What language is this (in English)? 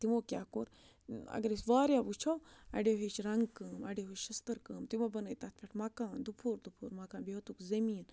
Kashmiri